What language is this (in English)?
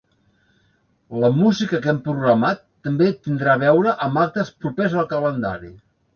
Catalan